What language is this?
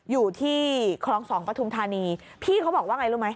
Thai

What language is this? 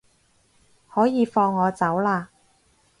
Cantonese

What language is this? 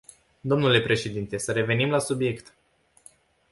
Romanian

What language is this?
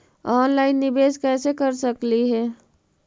Magahi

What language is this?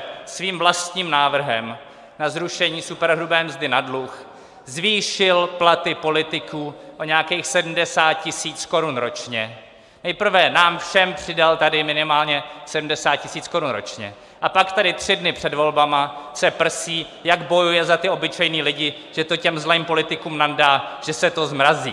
Czech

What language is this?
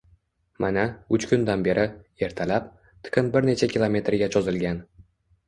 Uzbek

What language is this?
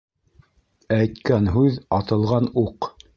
Bashkir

